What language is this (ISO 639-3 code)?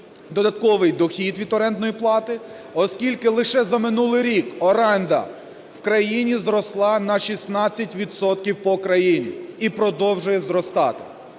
ukr